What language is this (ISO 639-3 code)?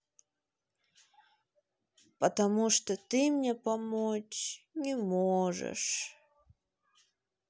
rus